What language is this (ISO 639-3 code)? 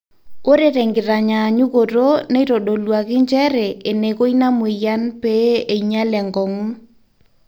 mas